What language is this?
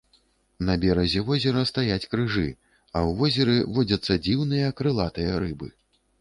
Belarusian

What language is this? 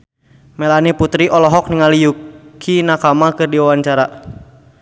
Sundanese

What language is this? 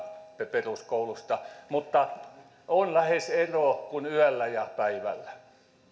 Finnish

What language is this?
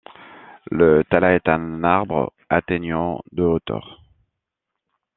French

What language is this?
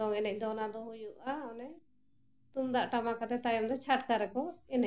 Santali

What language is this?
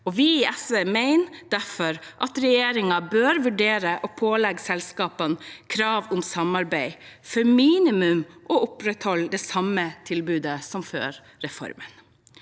Norwegian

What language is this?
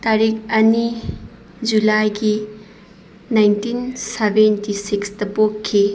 Manipuri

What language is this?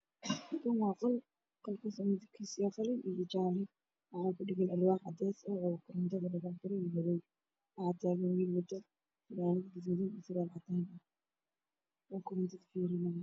Somali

